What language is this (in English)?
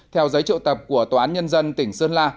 Vietnamese